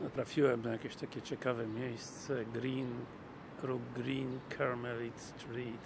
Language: Polish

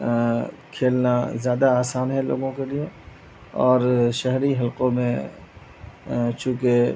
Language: Urdu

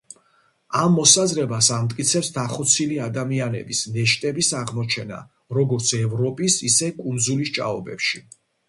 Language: Georgian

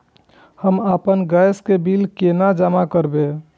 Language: Maithili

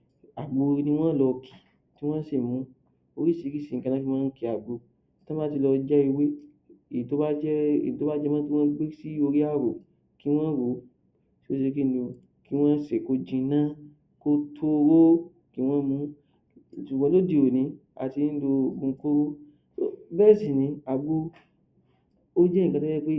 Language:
Yoruba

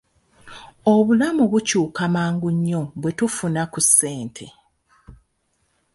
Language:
Ganda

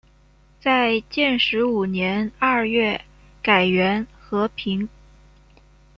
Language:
Chinese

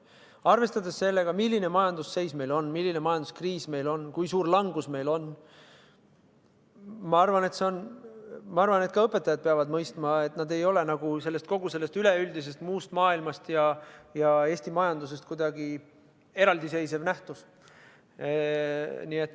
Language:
Estonian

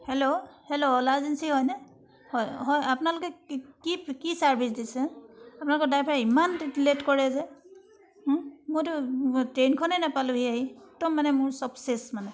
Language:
Assamese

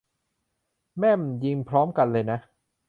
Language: Thai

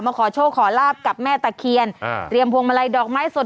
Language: Thai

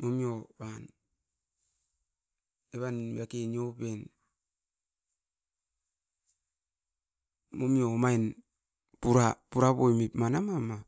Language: Askopan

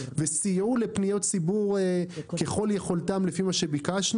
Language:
Hebrew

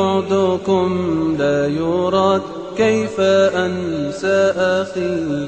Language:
Arabic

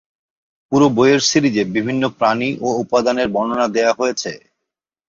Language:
Bangla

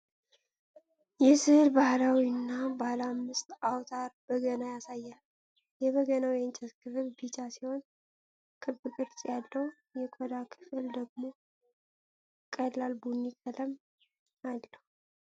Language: Amharic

